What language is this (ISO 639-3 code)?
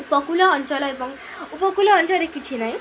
ori